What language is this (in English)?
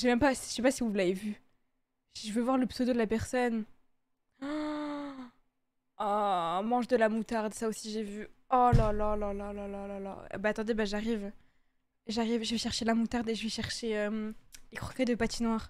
French